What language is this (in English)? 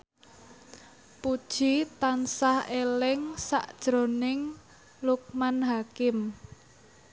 Javanese